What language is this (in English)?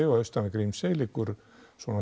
Icelandic